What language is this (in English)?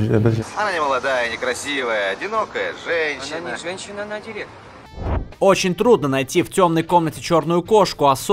Russian